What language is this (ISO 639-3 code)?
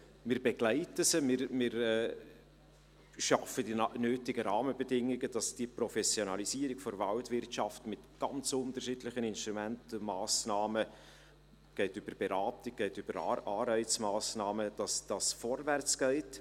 gsw